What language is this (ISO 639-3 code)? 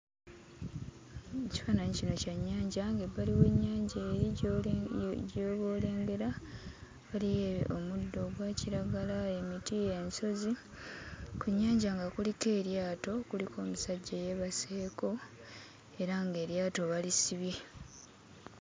lug